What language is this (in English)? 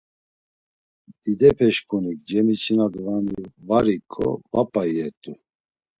Laz